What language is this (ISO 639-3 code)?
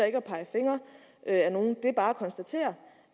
dan